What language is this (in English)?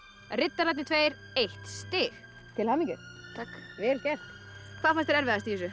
Icelandic